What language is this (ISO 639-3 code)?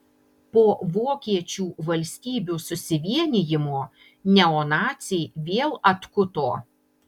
lit